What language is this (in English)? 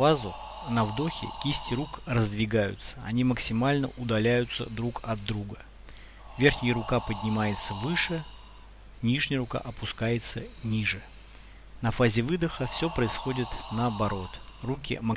Russian